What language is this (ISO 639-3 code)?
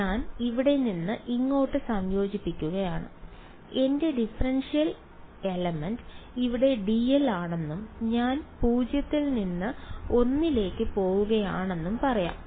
mal